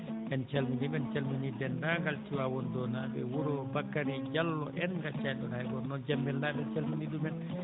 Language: Fula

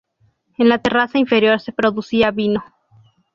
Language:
Spanish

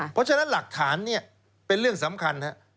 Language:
Thai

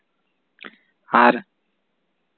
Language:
Santali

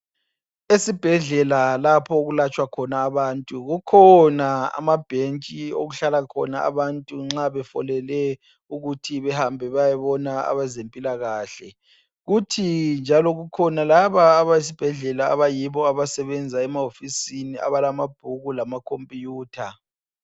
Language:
North Ndebele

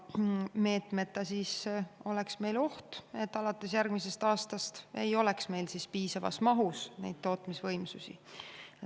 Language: Estonian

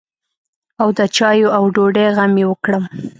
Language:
Pashto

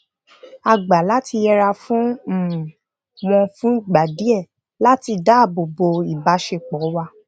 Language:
Yoruba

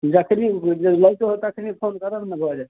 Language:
Maithili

